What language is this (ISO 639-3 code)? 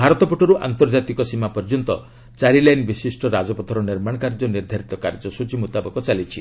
ori